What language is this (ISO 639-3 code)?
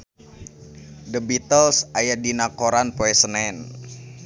sun